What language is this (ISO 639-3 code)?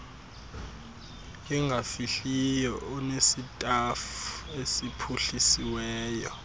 xho